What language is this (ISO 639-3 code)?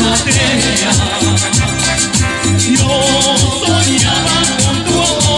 tur